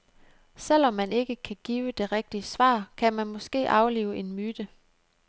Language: Danish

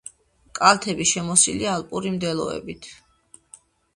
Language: Georgian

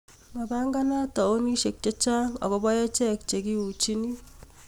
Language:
Kalenjin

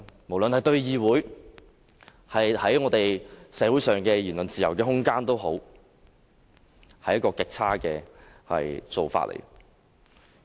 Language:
Cantonese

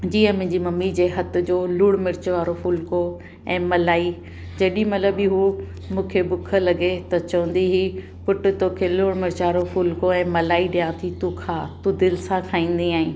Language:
Sindhi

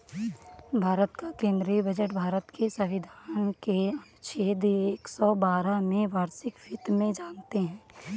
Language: Hindi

